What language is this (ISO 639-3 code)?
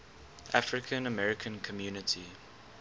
eng